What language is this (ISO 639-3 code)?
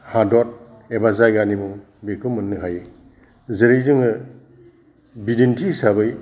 brx